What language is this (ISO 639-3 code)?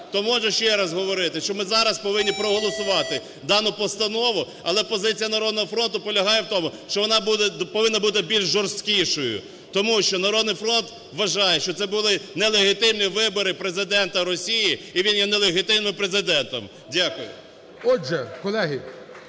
ukr